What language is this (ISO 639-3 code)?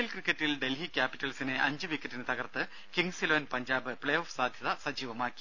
mal